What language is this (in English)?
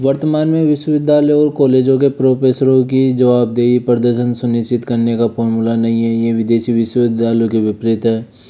Hindi